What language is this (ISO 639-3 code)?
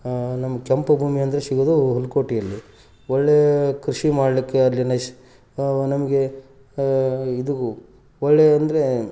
kan